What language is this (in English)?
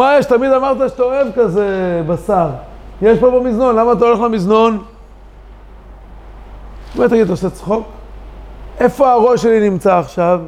Hebrew